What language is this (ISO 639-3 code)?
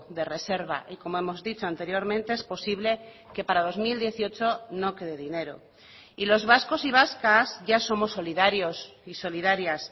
spa